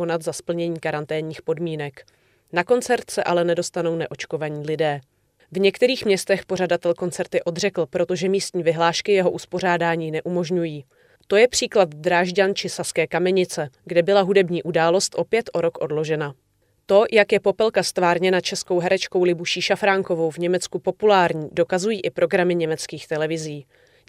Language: Czech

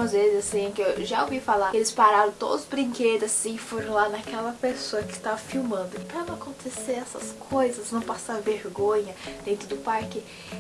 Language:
Portuguese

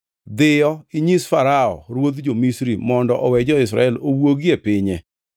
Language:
Luo (Kenya and Tanzania)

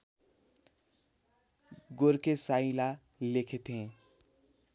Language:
Nepali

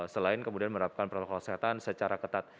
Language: Indonesian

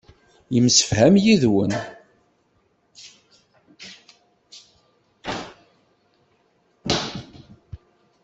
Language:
Kabyle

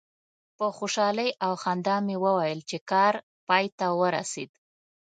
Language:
Pashto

